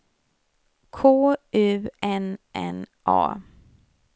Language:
Swedish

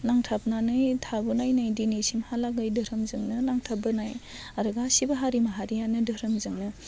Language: Bodo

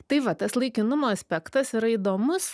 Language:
Lithuanian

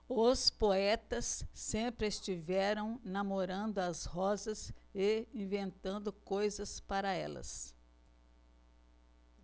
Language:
Portuguese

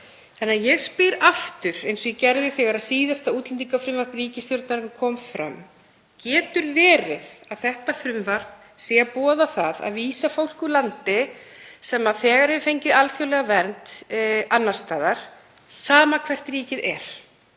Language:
Icelandic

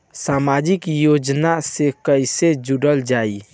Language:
Bhojpuri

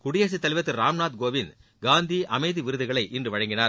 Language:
Tamil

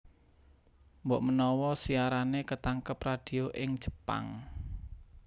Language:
Javanese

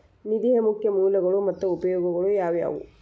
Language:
Kannada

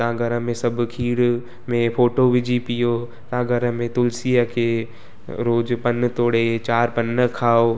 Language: Sindhi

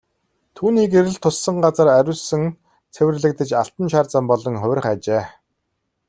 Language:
Mongolian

